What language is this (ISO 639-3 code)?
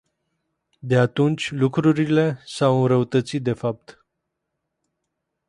ron